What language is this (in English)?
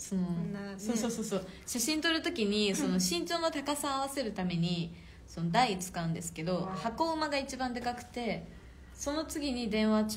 Japanese